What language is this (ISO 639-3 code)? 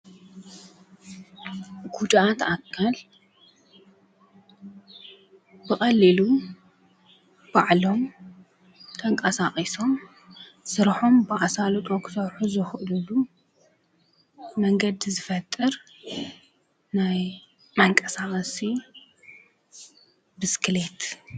tir